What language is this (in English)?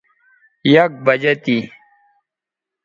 Bateri